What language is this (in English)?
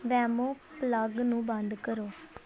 Punjabi